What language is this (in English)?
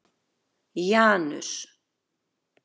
Icelandic